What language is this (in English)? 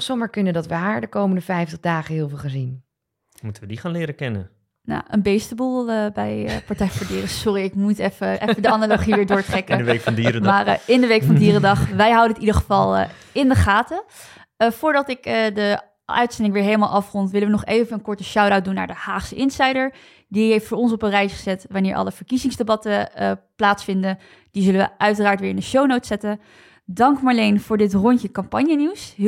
Dutch